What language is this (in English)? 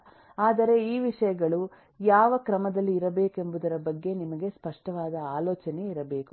Kannada